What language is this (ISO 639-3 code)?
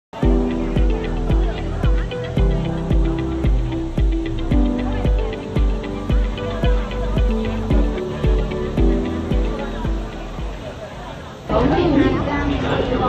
vie